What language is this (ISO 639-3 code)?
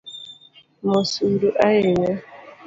luo